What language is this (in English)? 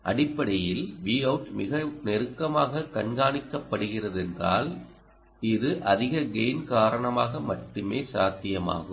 Tamil